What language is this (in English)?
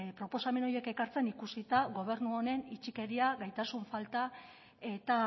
Basque